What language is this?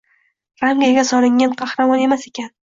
Uzbek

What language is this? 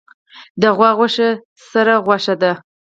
Pashto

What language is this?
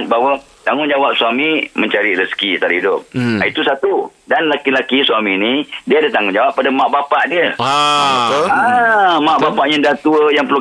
Malay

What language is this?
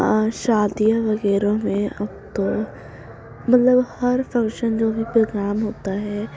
Urdu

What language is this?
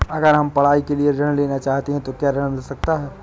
Hindi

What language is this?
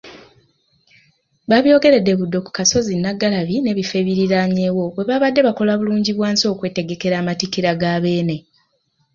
Ganda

